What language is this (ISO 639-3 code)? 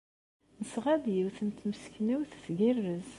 kab